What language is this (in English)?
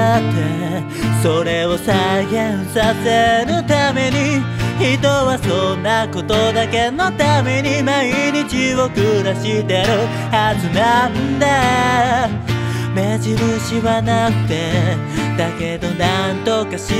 Japanese